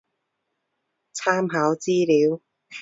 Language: Chinese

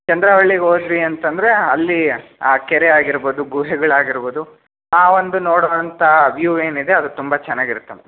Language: Kannada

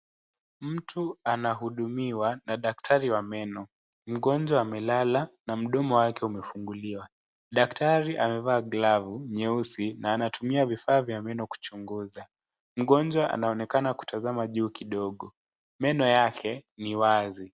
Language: Swahili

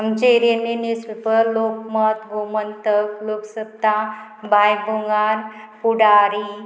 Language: Konkani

